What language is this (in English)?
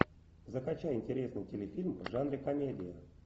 Russian